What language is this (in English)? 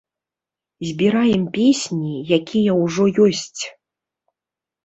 Belarusian